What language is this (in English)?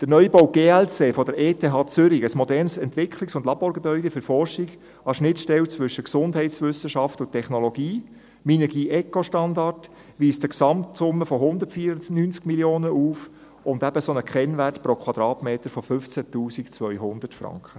Swiss German